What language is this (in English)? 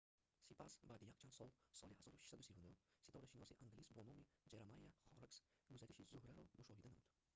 Tajik